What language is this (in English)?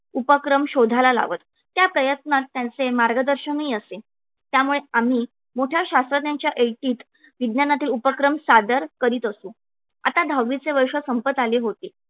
Marathi